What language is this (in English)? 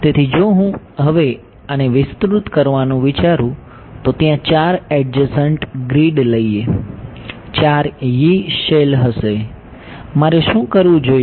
Gujarati